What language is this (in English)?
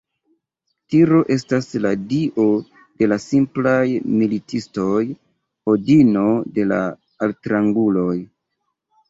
Esperanto